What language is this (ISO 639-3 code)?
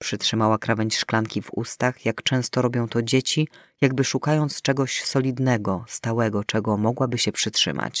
pol